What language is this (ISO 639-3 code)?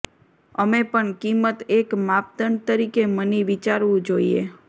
guj